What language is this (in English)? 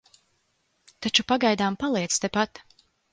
Latvian